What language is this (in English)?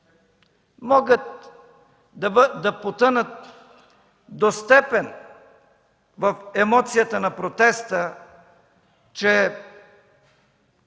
Bulgarian